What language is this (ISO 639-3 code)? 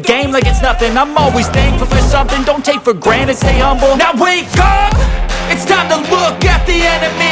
eng